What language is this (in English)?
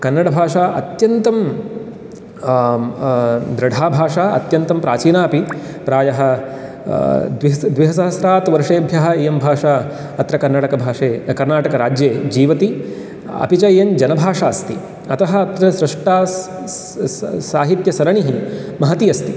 Sanskrit